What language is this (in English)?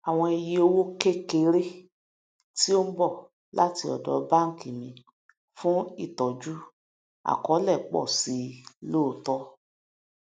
Yoruba